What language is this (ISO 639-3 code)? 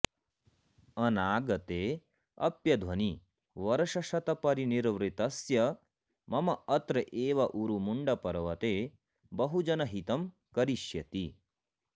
san